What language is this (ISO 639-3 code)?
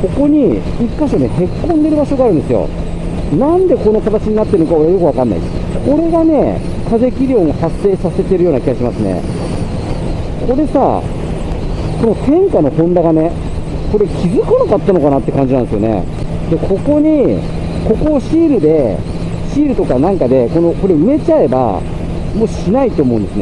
jpn